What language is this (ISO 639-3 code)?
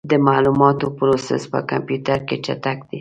pus